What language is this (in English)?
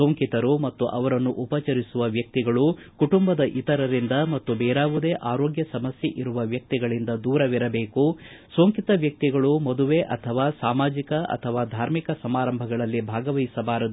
Kannada